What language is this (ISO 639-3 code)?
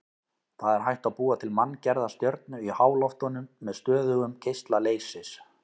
isl